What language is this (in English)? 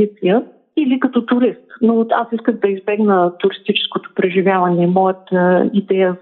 Bulgarian